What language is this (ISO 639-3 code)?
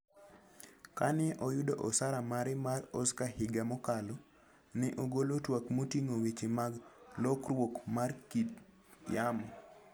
luo